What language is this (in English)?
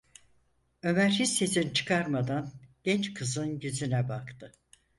Turkish